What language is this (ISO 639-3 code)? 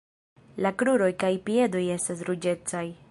epo